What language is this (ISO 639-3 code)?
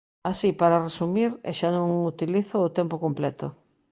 glg